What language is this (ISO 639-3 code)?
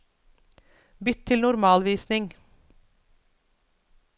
nor